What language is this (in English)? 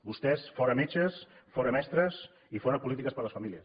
Catalan